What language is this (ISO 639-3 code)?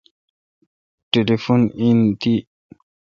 xka